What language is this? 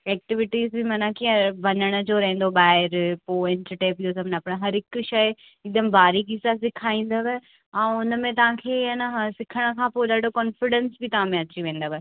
Sindhi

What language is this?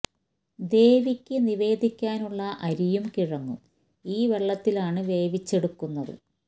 Malayalam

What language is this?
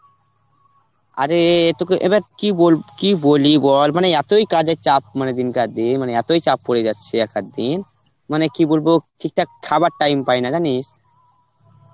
Bangla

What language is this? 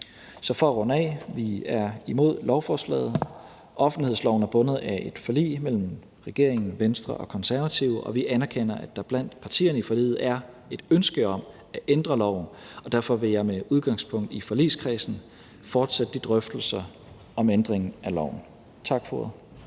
Danish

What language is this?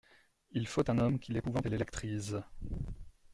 French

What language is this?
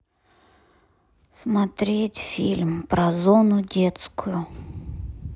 Russian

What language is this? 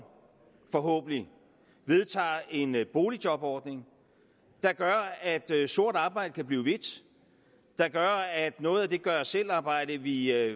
Danish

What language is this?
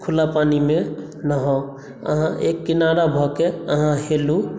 Maithili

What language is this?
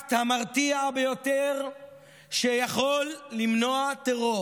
Hebrew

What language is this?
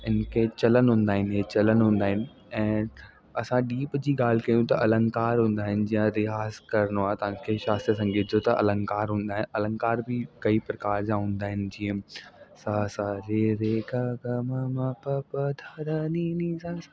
Sindhi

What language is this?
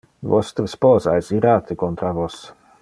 Interlingua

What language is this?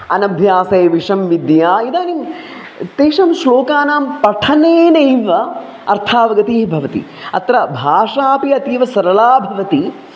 Sanskrit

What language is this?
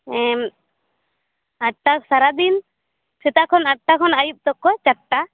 Santali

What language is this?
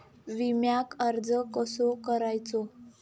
Marathi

